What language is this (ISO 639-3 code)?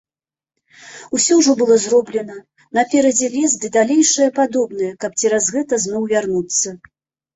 bel